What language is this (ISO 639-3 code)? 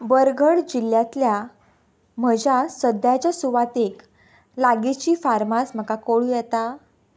kok